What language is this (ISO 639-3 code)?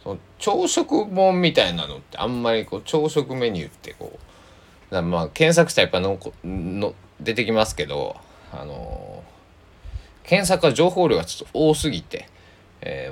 jpn